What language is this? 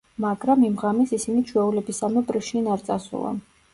Georgian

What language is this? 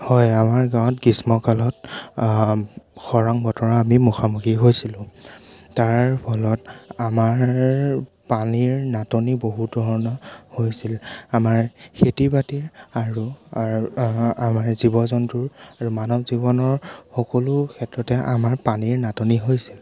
Assamese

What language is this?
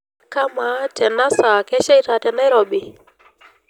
Masai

